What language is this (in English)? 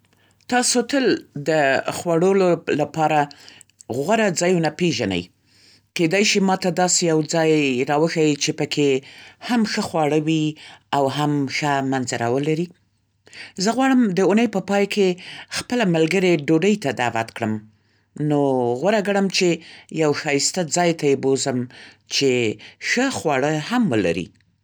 Central Pashto